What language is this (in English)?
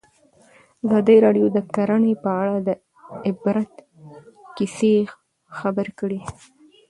Pashto